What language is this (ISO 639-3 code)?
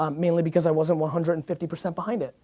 eng